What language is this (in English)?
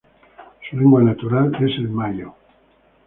Spanish